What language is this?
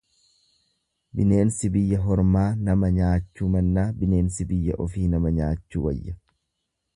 Oromo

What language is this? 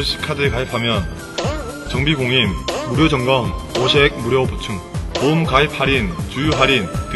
Korean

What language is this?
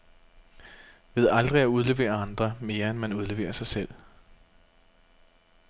Danish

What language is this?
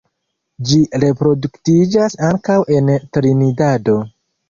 Esperanto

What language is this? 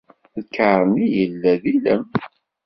Kabyle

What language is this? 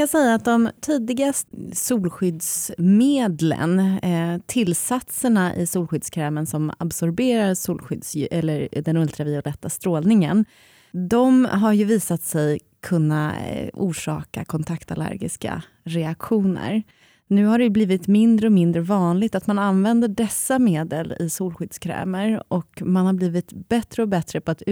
Swedish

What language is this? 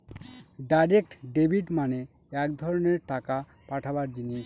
Bangla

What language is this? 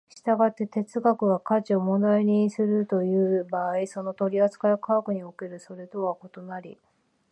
Japanese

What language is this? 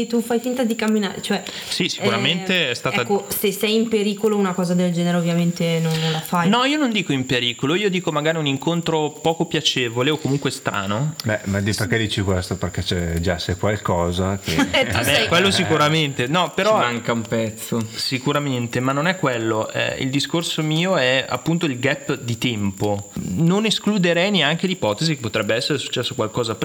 Italian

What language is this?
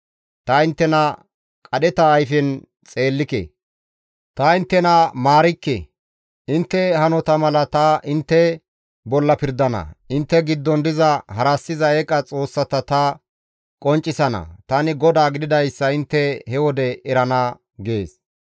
Gamo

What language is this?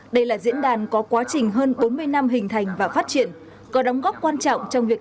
Vietnamese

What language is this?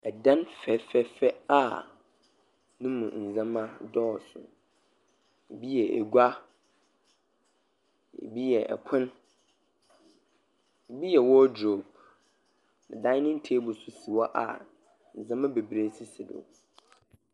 Akan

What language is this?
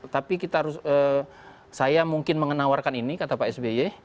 Indonesian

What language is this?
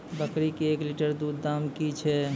Maithili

